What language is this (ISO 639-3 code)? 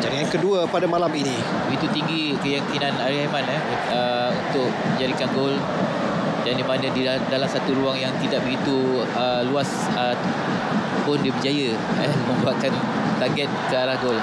msa